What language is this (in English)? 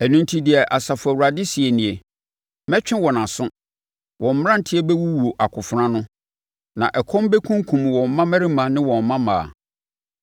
Akan